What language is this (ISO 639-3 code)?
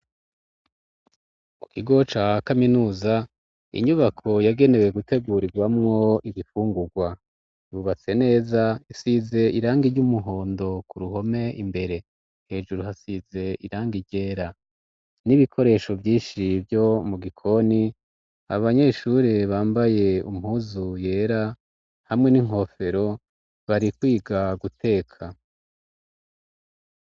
run